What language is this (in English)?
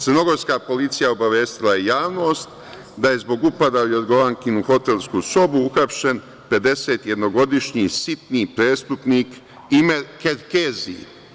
Serbian